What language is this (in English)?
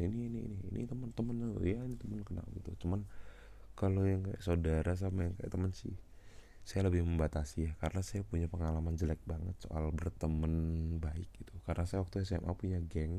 Indonesian